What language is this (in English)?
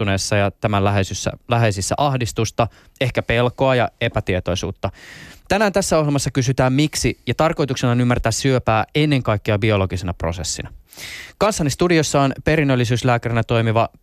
Finnish